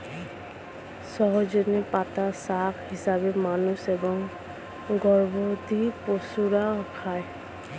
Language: Bangla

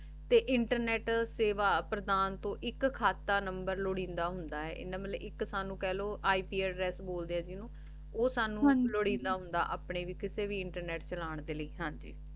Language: Punjabi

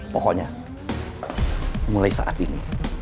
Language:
Indonesian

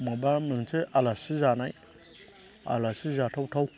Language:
Bodo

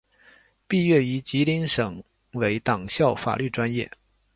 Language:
Chinese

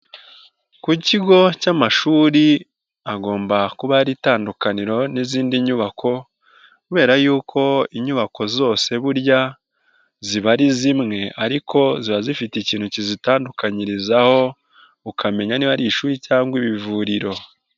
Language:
Kinyarwanda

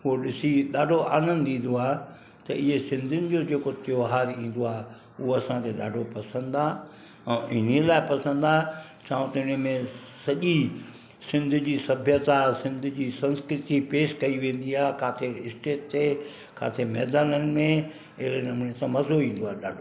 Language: Sindhi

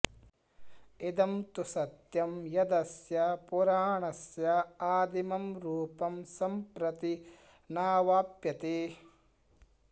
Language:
Sanskrit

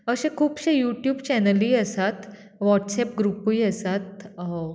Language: Konkani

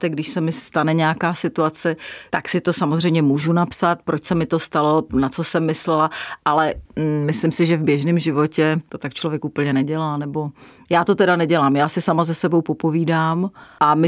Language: Czech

